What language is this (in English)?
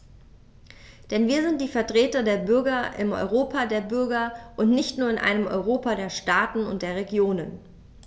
German